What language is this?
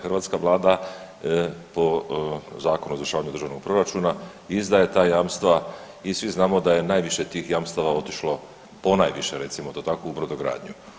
Croatian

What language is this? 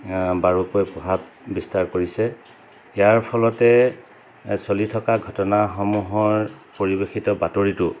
Assamese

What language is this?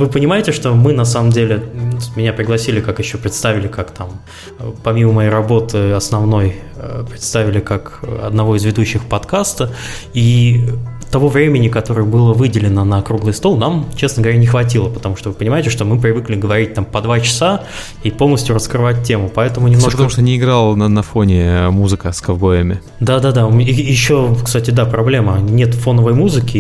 Russian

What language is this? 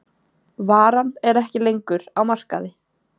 Icelandic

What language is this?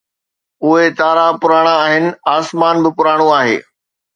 Sindhi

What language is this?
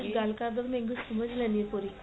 Punjabi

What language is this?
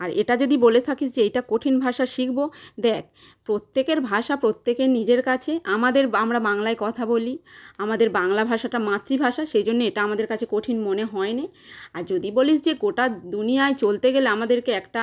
Bangla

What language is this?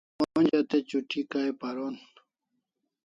Kalasha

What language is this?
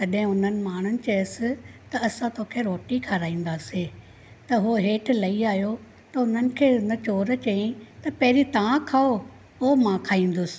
Sindhi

